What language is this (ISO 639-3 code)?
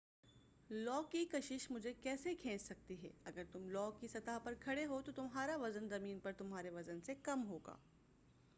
urd